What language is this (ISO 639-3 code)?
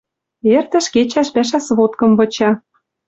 mrj